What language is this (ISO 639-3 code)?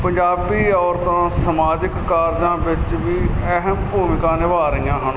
pan